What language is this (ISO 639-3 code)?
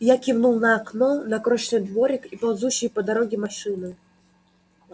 rus